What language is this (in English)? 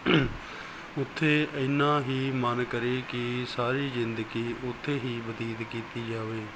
Punjabi